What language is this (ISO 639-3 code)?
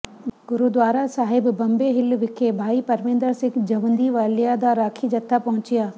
pan